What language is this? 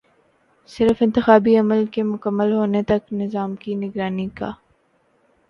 Urdu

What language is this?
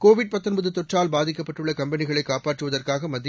Tamil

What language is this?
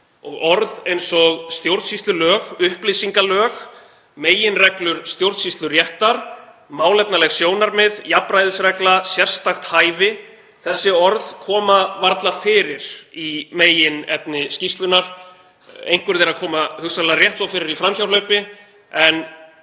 Icelandic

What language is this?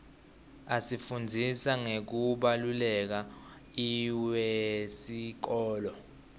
Swati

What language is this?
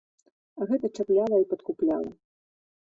Belarusian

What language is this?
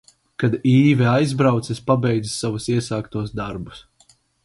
Latvian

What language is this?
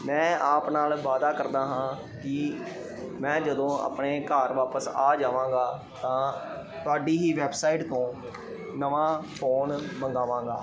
Punjabi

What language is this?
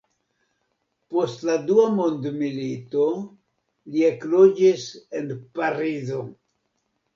Esperanto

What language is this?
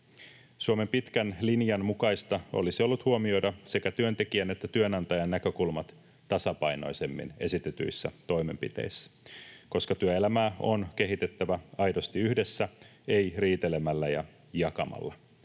Finnish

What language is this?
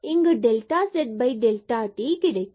Tamil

